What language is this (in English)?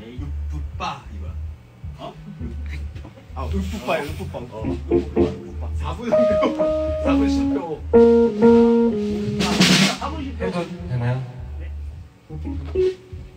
Korean